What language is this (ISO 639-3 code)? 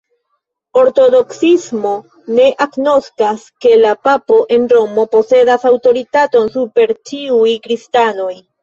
epo